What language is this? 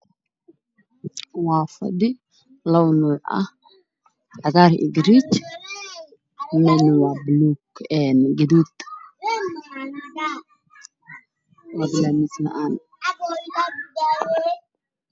Somali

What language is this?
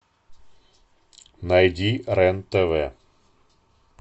Russian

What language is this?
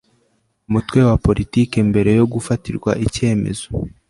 Kinyarwanda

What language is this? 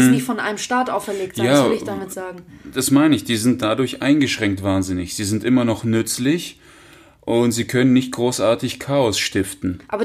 German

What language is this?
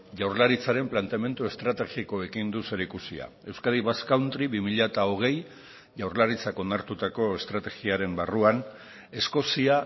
Basque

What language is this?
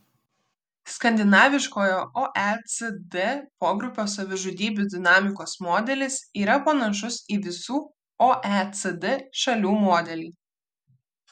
Lithuanian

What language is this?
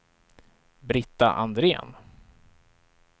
Swedish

